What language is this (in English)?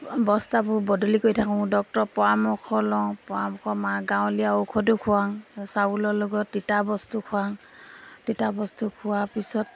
Assamese